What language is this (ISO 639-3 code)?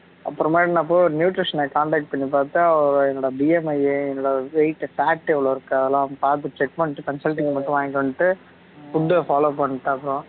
tam